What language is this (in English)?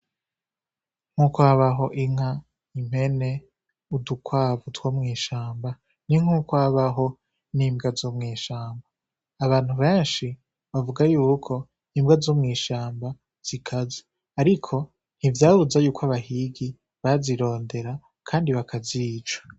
Rundi